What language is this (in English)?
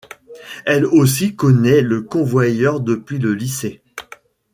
French